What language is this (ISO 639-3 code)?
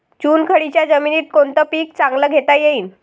mar